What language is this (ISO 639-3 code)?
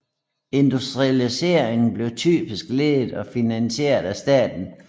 dan